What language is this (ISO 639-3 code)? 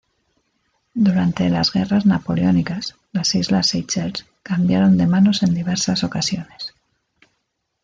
spa